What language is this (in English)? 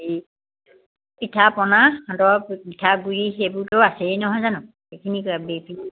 Assamese